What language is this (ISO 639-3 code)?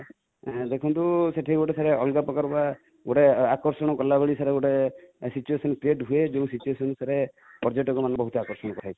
ori